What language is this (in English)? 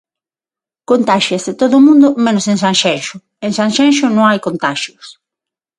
Galician